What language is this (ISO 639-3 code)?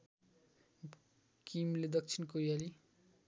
nep